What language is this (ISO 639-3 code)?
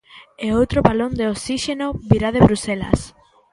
glg